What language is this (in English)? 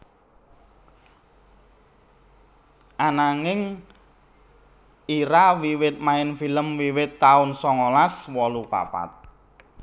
Javanese